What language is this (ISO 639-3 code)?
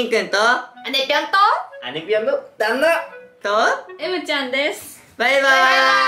jpn